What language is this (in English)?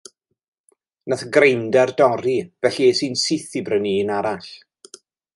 Welsh